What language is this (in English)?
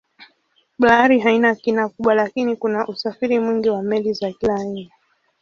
Swahili